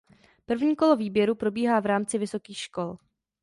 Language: Czech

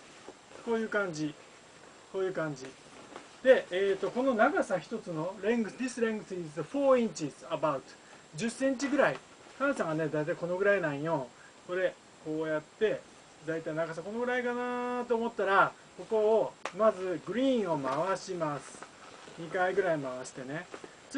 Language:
Japanese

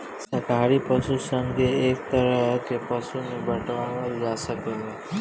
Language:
Bhojpuri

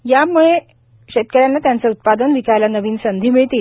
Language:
Marathi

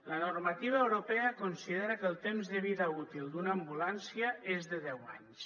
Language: Catalan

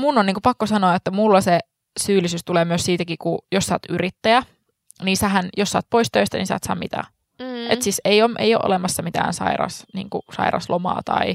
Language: Finnish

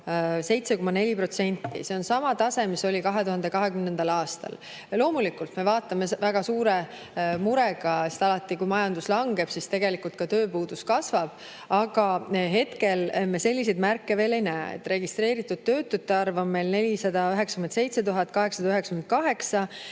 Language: Estonian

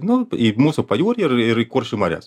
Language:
Lithuanian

